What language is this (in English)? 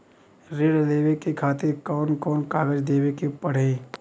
Bhojpuri